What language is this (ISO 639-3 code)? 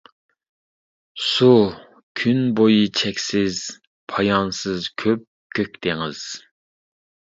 uig